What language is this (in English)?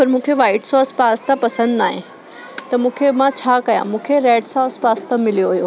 Sindhi